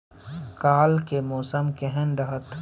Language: Maithili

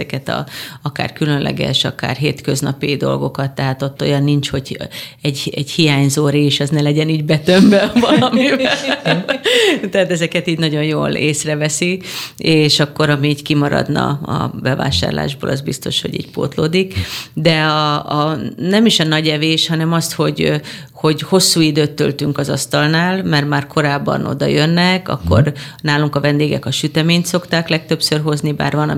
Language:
Hungarian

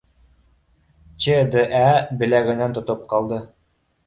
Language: Bashkir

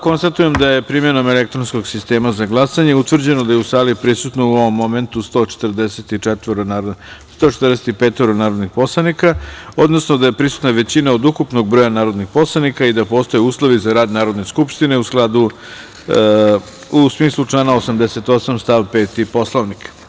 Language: Serbian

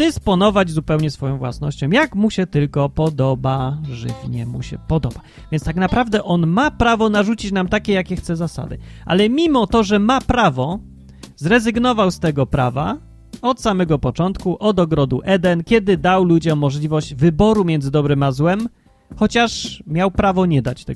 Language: Polish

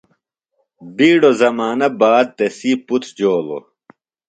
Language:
Phalura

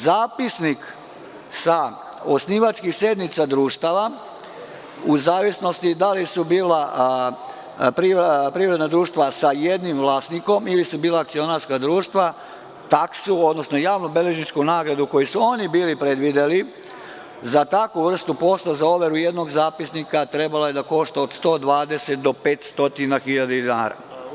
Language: Serbian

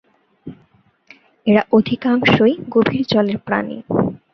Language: Bangla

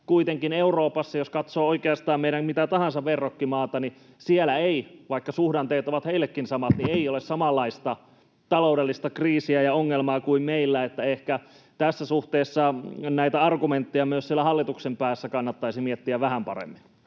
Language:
Finnish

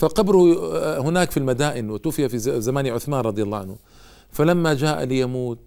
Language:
Arabic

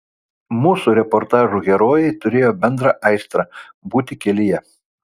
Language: Lithuanian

